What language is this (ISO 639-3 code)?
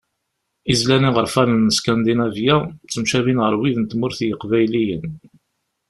kab